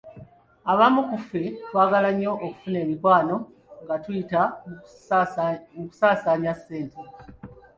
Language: Ganda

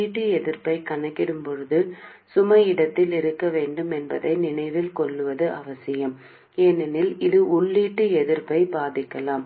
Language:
Tamil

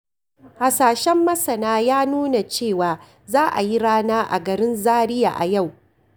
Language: Hausa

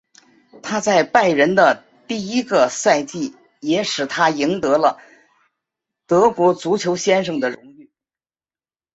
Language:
Chinese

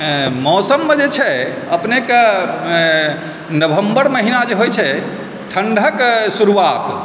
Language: Maithili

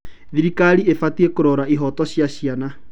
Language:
Kikuyu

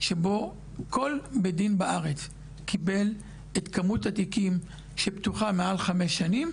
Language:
Hebrew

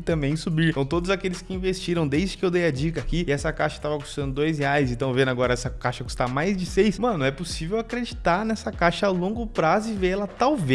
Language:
Portuguese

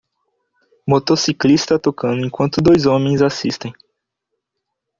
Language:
Portuguese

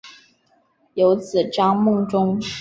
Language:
Chinese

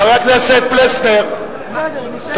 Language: Hebrew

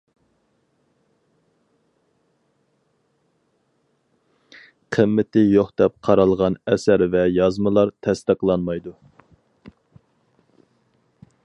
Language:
Uyghur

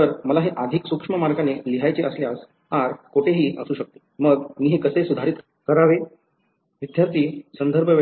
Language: Marathi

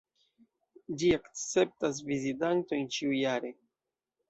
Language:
Esperanto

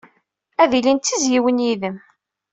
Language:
Kabyle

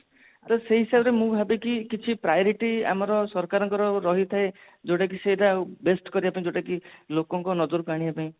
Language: Odia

